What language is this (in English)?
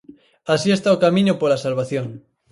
Galician